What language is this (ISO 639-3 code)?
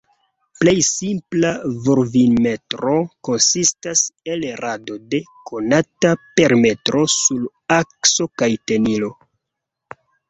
epo